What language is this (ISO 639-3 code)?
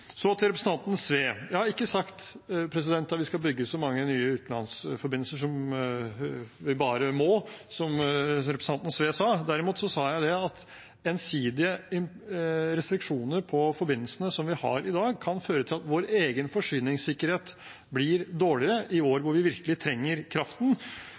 nob